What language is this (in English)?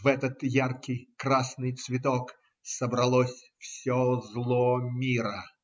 Russian